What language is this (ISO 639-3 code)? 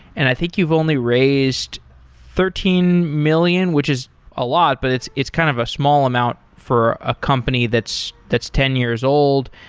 eng